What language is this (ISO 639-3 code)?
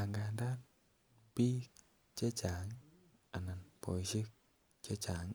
kln